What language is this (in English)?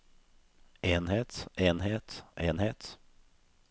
Norwegian